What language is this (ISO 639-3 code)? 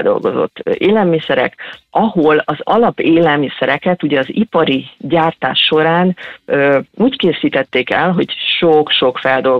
hun